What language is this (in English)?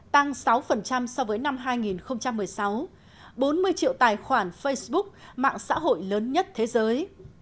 Vietnamese